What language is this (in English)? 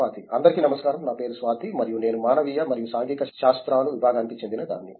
Telugu